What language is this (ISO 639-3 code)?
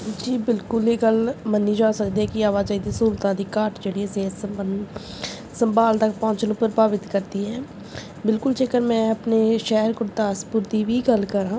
pan